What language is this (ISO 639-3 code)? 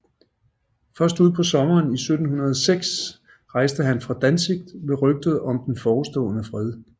dan